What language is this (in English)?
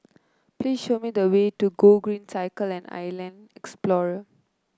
English